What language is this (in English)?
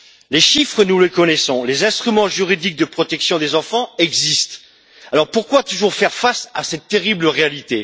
French